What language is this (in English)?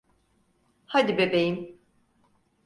Turkish